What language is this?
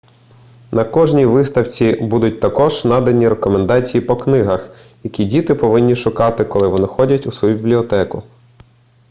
Ukrainian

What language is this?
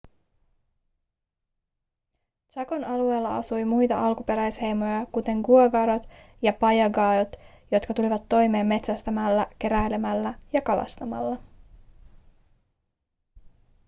Finnish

